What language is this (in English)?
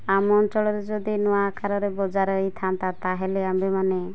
Odia